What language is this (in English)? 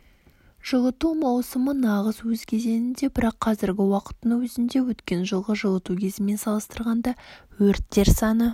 Kazakh